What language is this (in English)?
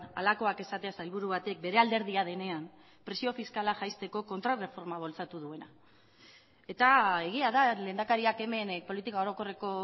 Basque